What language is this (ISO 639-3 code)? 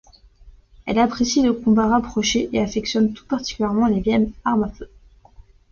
fra